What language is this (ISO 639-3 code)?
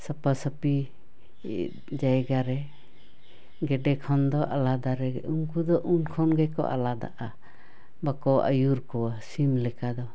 sat